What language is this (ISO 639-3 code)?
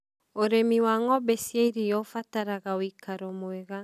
kik